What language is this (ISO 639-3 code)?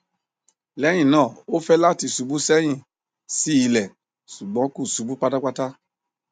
yor